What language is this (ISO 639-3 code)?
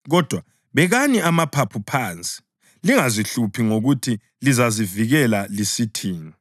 nde